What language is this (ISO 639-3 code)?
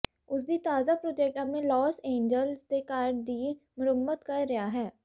pan